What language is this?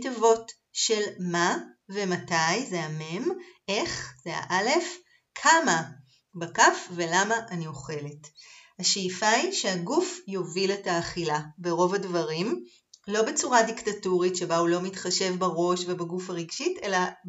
Hebrew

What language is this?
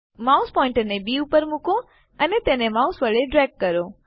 Gujarati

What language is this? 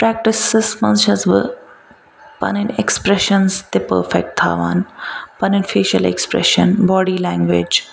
Kashmiri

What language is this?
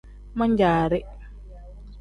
Tem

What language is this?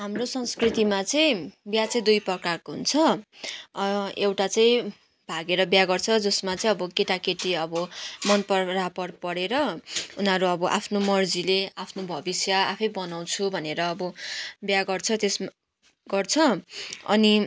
Nepali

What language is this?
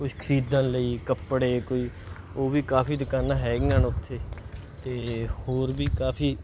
Punjabi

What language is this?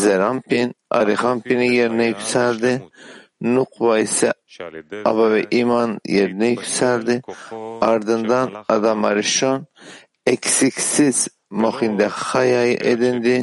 Turkish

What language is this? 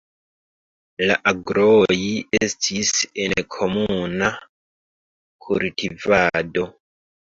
Esperanto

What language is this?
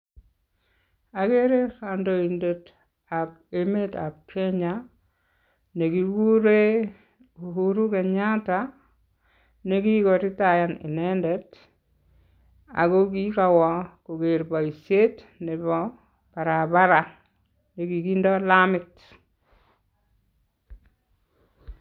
Kalenjin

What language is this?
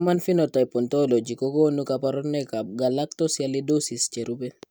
Kalenjin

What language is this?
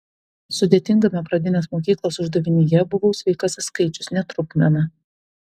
Lithuanian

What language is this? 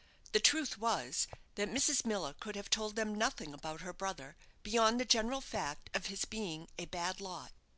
English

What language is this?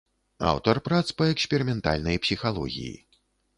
Belarusian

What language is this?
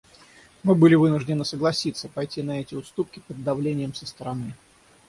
Russian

